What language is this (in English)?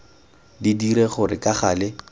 Tswana